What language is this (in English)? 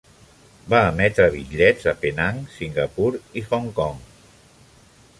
Catalan